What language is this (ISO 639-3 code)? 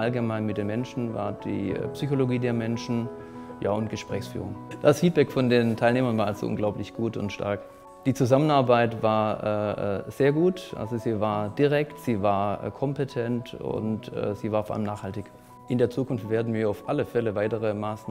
deu